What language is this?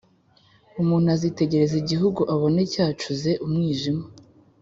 Kinyarwanda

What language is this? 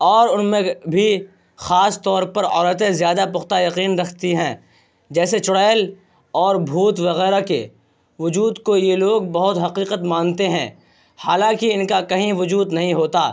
Urdu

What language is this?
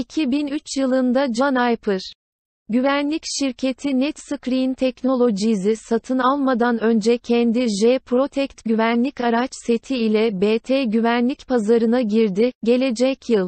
Turkish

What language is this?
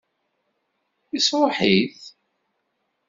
Kabyle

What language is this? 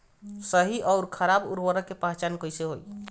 Bhojpuri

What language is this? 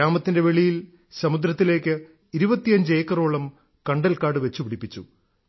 Malayalam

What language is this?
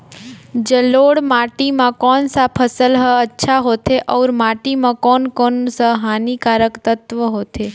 Chhattisgarhi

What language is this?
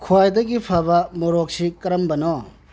Manipuri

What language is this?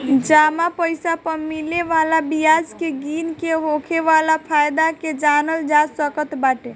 Bhojpuri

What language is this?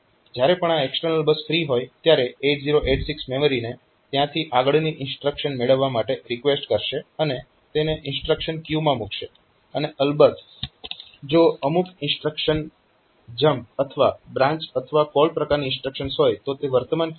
Gujarati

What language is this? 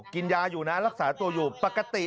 Thai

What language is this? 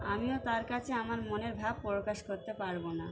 Bangla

